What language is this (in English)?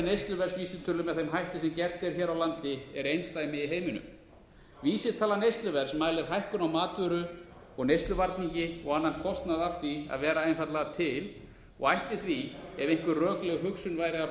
Icelandic